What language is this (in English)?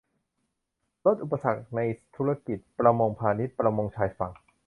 Thai